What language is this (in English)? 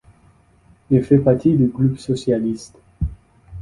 French